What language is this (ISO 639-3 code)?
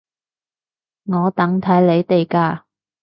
yue